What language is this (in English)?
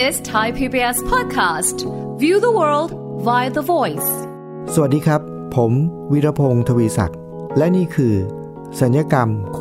Thai